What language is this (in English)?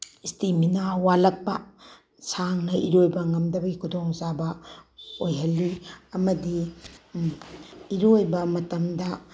Manipuri